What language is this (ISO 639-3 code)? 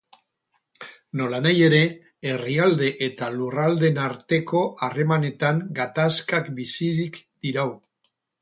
eus